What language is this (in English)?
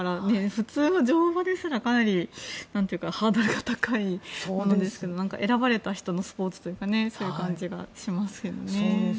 Japanese